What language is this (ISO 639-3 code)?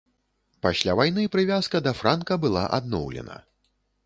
bel